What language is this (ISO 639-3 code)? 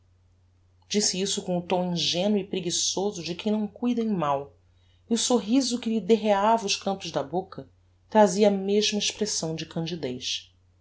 por